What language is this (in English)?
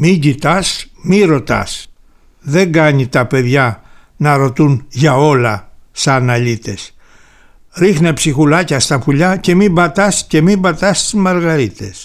Greek